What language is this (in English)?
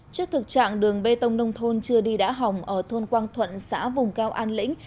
Vietnamese